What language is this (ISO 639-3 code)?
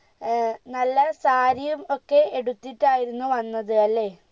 mal